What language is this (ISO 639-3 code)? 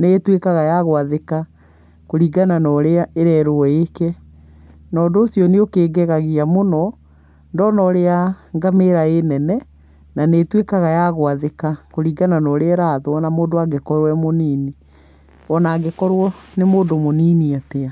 kik